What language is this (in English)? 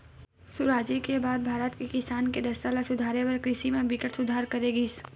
Chhattisgarhi